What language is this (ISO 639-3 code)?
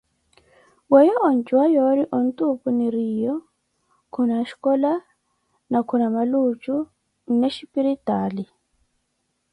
eko